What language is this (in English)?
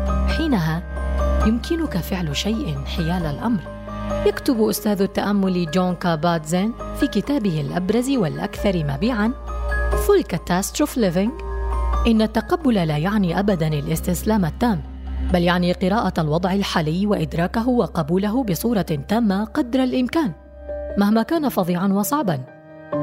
Arabic